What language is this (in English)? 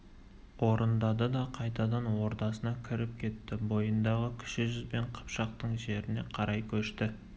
Kazakh